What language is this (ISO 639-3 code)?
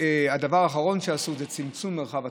heb